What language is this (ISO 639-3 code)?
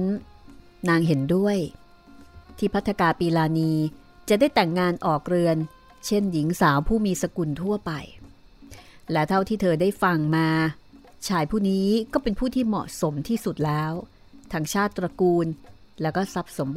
tha